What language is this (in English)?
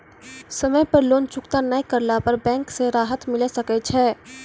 Maithili